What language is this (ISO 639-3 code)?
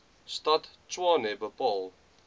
afr